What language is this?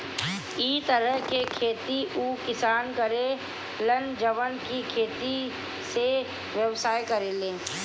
Bhojpuri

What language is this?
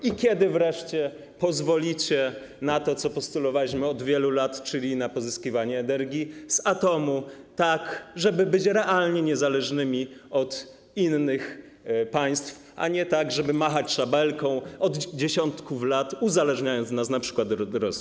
Polish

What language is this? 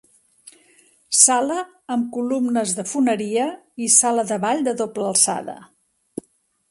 Catalan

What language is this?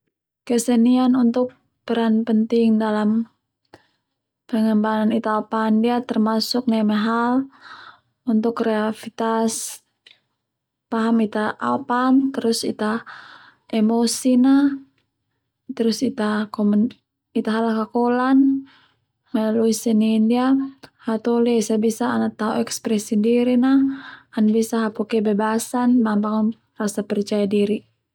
Termanu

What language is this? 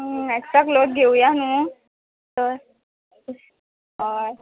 Konkani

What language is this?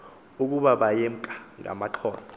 Xhosa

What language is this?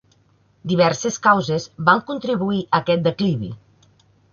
Catalan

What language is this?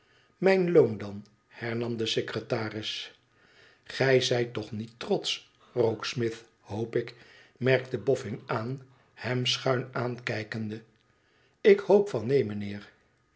Dutch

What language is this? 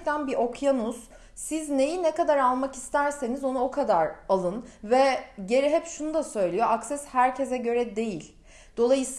Turkish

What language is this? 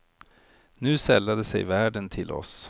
Swedish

